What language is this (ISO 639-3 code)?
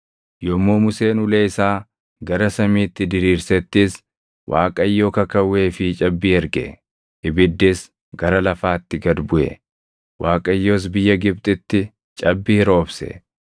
orm